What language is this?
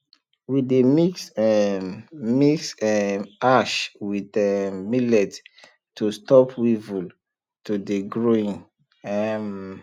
Nigerian Pidgin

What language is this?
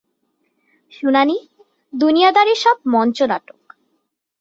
Bangla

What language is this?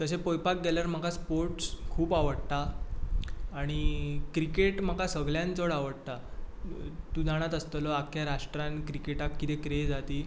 Konkani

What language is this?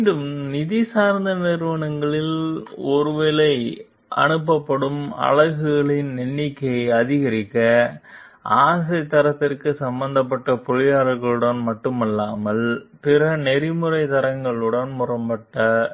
Tamil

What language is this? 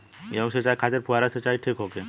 Bhojpuri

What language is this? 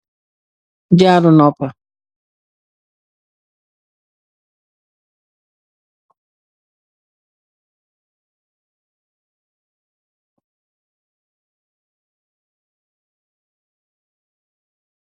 Wolof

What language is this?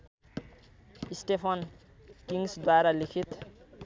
Nepali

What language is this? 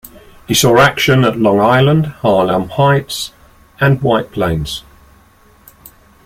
English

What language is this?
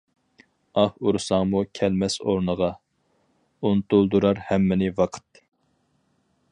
Uyghur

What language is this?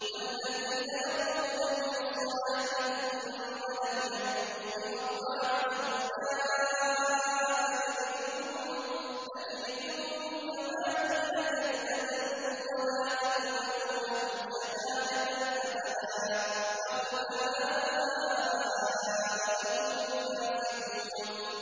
Arabic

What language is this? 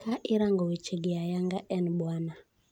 Luo (Kenya and Tanzania)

